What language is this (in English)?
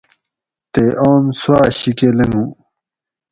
Gawri